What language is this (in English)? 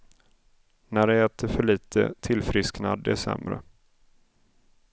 Swedish